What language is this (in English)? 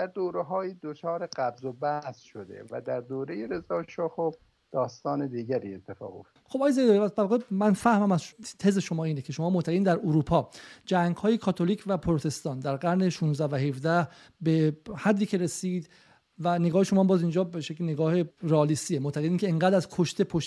Persian